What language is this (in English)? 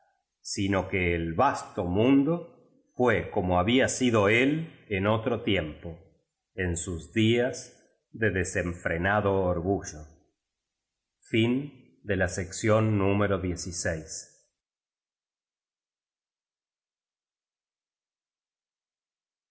Spanish